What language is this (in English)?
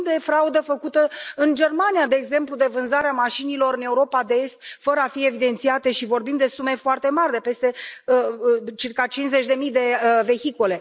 Romanian